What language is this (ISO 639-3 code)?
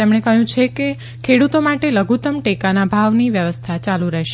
guj